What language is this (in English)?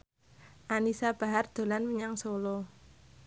Javanese